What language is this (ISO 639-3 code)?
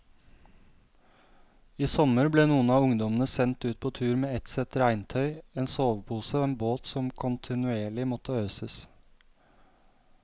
nor